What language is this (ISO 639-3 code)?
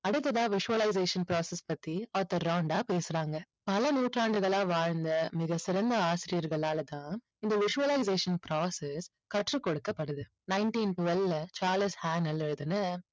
tam